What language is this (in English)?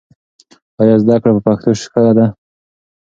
Pashto